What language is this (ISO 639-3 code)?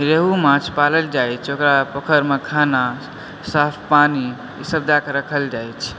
mai